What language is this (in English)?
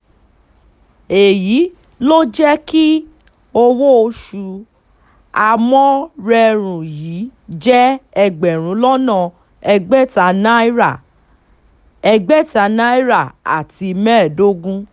Yoruba